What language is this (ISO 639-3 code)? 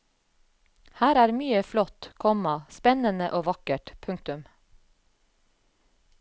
nor